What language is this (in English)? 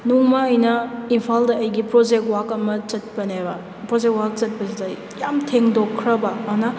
Manipuri